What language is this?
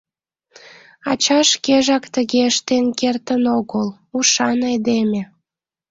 Mari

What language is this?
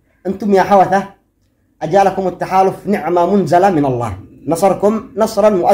Arabic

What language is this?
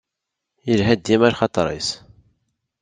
Kabyle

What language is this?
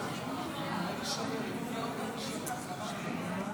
Hebrew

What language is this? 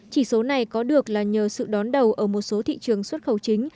Vietnamese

